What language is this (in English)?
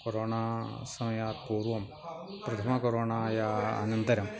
Sanskrit